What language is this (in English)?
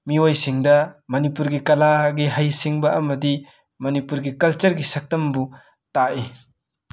Manipuri